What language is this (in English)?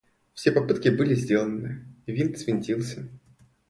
Russian